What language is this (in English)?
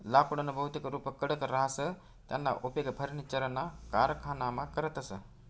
Marathi